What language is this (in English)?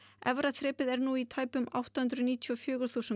Icelandic